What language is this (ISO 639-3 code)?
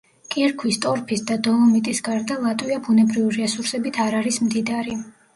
kat